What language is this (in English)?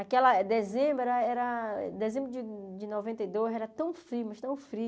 Portuguese